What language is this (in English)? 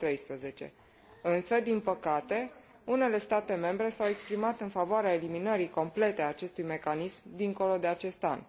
Romanian